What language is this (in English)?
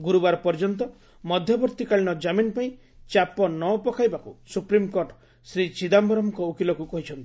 Odia